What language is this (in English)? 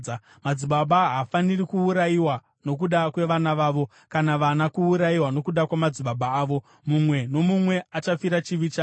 Shona